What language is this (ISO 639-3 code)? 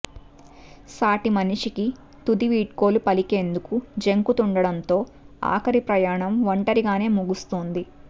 tel